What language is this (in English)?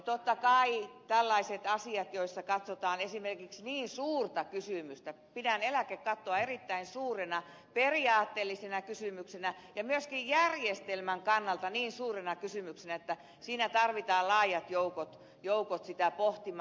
Finnish